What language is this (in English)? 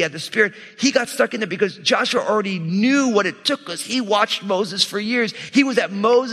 English